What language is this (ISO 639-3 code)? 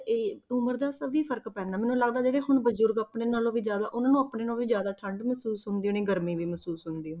pan